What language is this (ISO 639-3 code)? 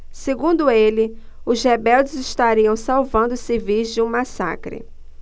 por